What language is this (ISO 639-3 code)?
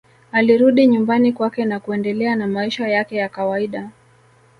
swa